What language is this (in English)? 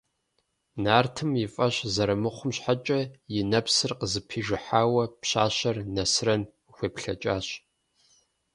Kabardian